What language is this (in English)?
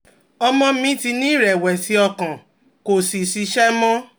Yoruba